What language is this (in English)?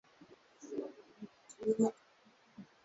Swahili